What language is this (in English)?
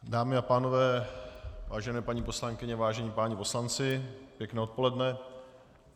Czech